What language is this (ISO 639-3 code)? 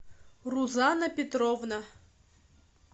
rus